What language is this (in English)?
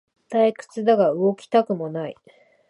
Japanese